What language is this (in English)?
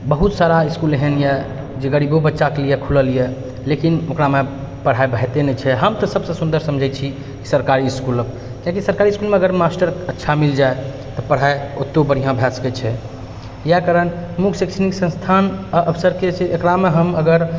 Maithili